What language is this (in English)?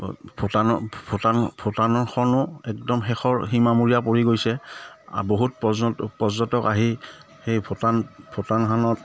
Assamese